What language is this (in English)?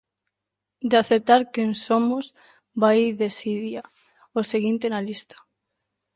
Galician